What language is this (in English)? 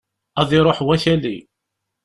Kabyle